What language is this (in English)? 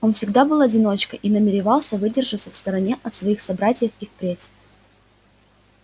Russian